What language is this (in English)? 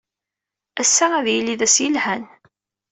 Kabyle